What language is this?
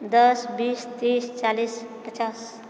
Maithili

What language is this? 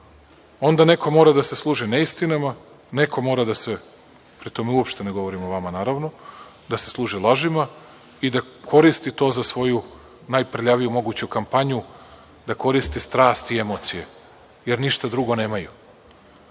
Serbian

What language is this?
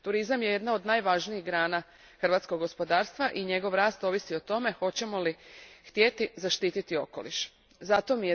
Croatian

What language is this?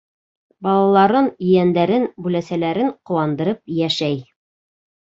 Bashkir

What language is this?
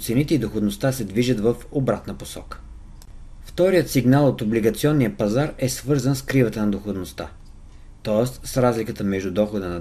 Bulgarian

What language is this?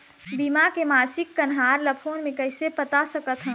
Chhattisgarhi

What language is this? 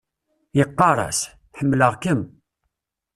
Kabyle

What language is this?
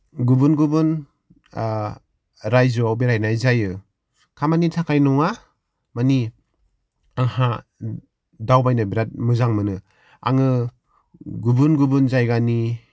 Bodo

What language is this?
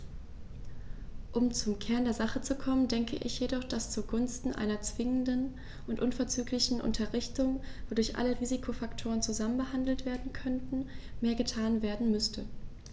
German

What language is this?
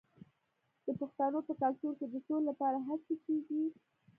Pashto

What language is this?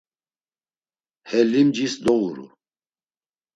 Laz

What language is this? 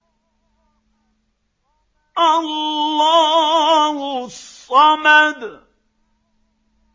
Arabic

